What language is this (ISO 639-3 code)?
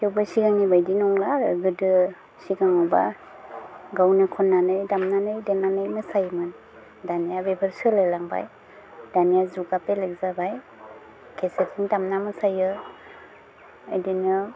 brx